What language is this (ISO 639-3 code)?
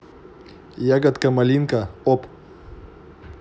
rus